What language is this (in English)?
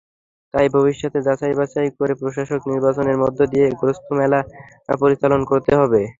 Bangla